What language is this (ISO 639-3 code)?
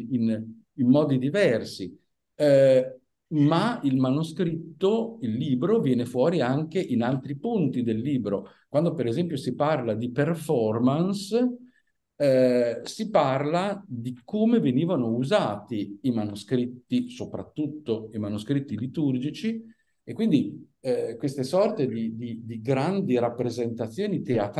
ita